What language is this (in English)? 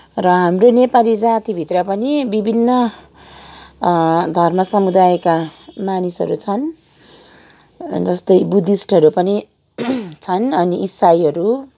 Nepali